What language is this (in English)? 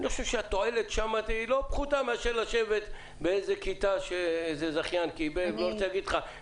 Hebrew